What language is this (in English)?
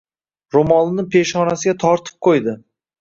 Uzbek